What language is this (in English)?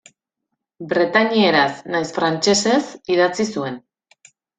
Basque